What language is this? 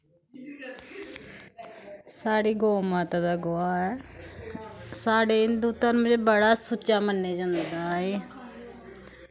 Dogri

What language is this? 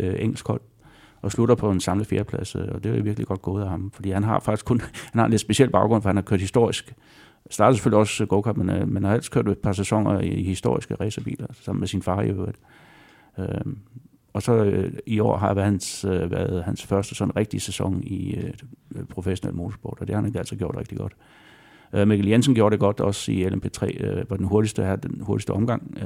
Danish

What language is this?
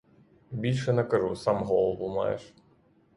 Ukrainian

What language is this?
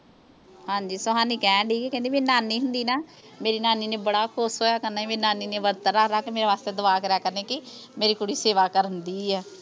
Punjabi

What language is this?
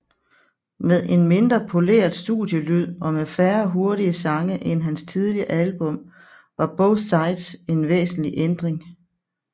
Danish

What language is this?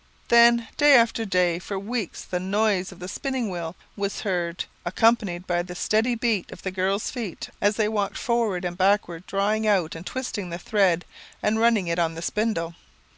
English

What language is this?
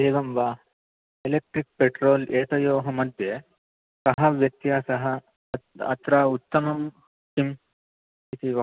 Sanskrit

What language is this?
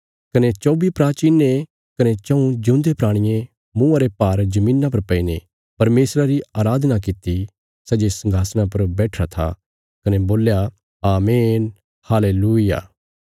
Bilaspuri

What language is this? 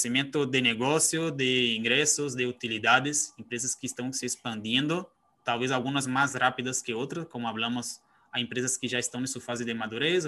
Spanish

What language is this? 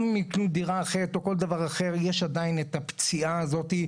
Hebrew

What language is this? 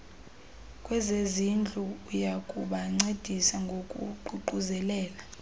Xhosa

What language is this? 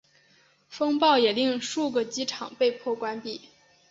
Chinese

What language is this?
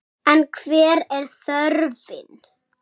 Icelandic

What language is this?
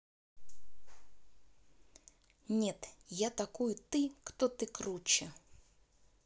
Russian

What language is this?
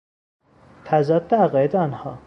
Persian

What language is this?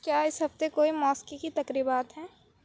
Urdu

